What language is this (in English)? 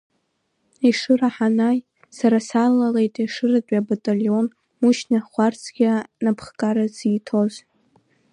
Abkhazian